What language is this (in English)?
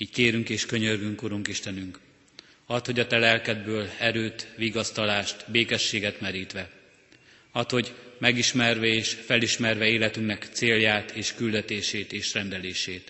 Hungarian